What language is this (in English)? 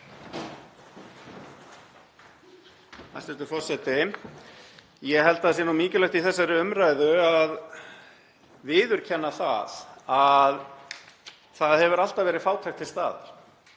Icelandic